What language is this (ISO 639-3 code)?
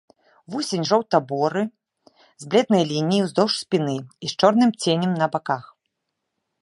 bel